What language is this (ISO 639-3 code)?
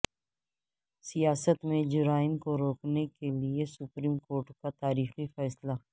urd